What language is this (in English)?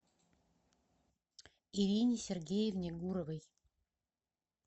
Russian